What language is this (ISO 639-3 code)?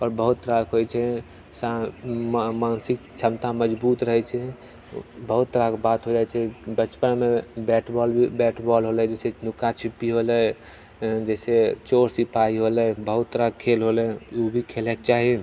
mai